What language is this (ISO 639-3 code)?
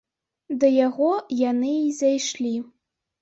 bel